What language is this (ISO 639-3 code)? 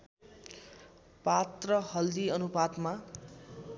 nep